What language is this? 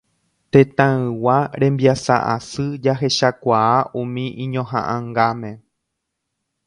Guarani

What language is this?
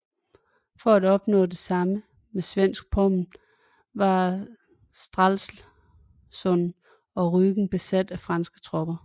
Danish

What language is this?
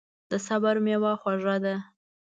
Pashto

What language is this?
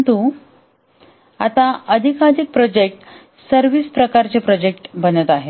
Marathi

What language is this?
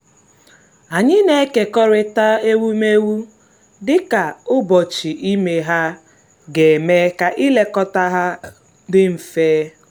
Igbo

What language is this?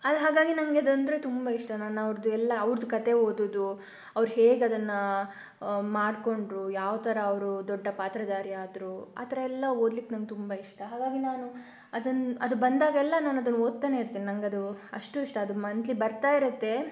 Kannada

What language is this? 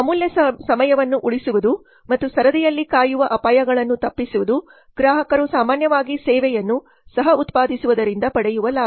Kannada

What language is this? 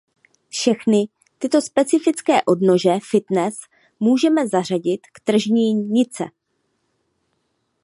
Czech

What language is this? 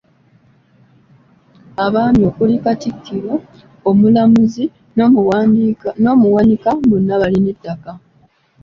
Ganda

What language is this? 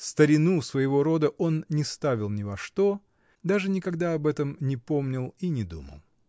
Russian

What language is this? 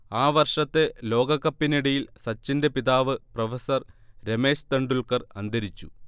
Malayalam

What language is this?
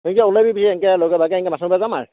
Assamese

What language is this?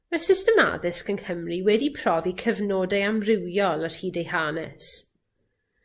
Welsh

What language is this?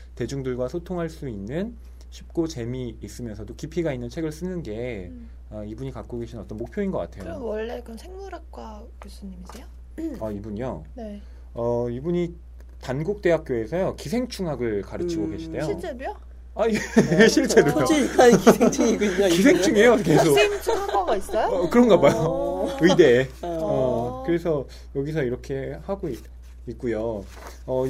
Korean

